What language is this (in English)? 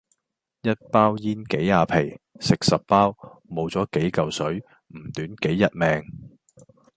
Cantonese